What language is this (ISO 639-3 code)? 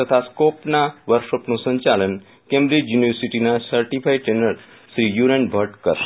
guj